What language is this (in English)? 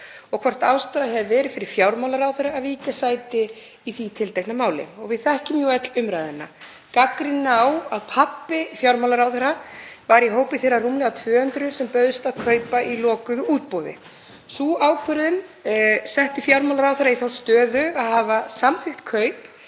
Icelandic